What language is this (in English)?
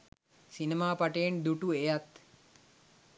Sinhala